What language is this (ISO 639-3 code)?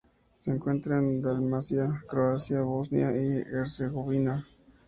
spa